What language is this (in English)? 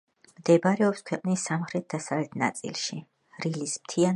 Georgian